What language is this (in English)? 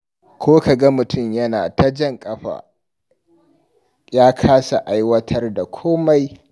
Hausa